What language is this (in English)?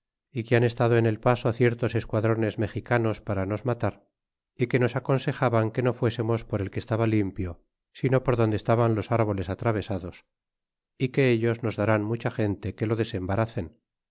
Spanish